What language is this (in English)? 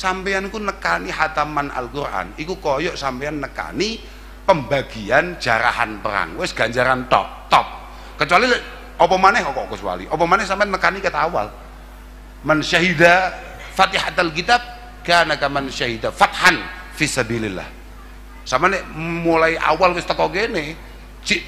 Indonesian